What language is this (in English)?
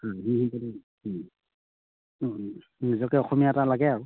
Assamese